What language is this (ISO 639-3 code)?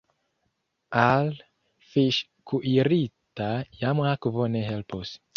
epo